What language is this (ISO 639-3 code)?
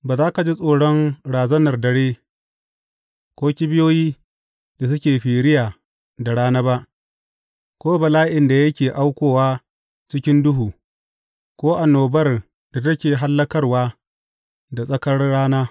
hau